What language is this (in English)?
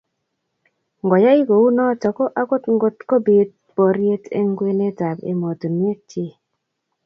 Kalenjin